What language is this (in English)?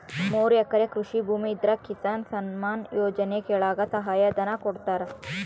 Kannada